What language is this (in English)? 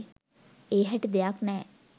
Sinhala